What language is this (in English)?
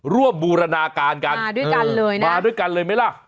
Thai